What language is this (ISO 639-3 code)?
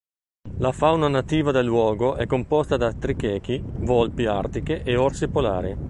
ita